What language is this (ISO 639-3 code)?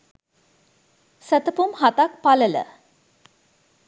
sin